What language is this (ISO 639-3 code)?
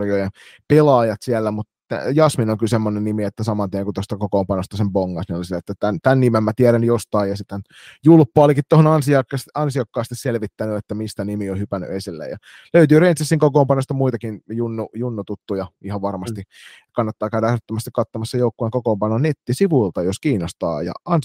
fin